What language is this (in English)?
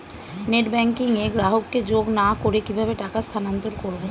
Bangla